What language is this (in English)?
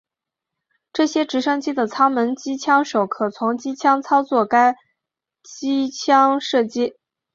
Chinese